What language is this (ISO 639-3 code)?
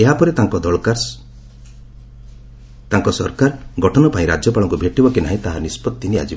ori